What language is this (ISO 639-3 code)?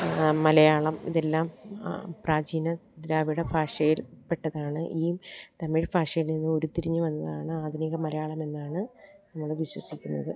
mal